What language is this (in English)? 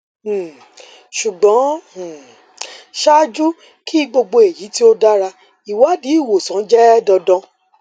Yoruba